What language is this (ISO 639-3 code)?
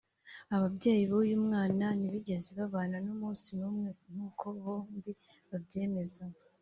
kin